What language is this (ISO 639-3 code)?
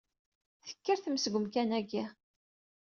kab